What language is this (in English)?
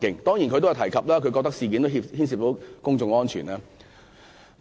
Cantonese